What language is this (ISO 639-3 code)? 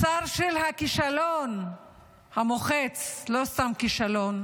heb